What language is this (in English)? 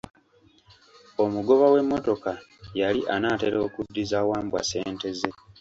Ganda